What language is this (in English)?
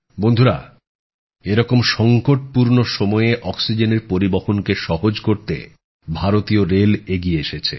Bangla